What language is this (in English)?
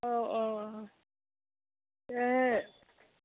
Bodo